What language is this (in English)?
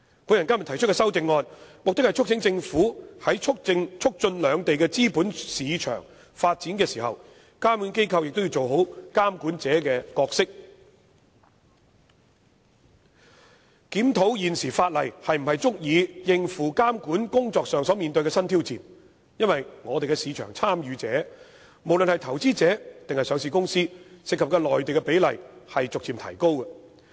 Cantonese